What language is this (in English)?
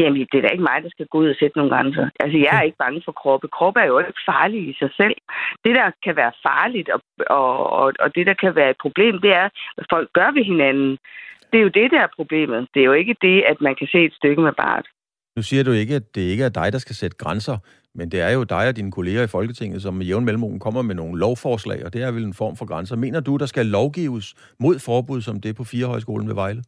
Danish